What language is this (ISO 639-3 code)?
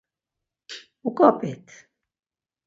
lzz